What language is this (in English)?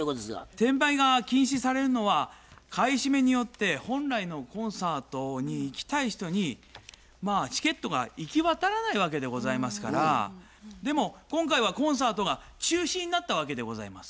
Japanese